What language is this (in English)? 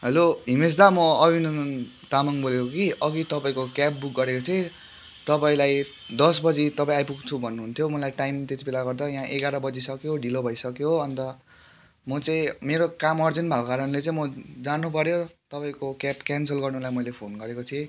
Nepali